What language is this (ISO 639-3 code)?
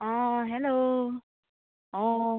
asm